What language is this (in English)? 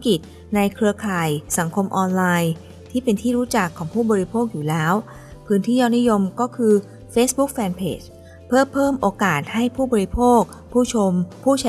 Thai